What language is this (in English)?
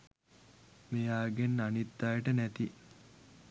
Sinhala